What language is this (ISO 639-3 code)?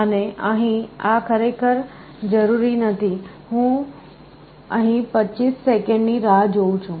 guj